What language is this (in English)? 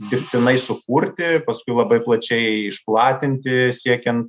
Lithuanian